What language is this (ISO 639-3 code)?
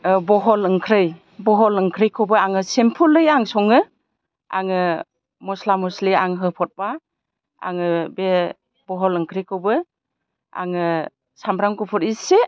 brx